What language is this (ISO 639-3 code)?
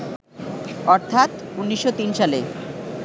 ben